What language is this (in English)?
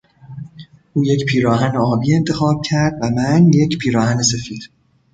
Persian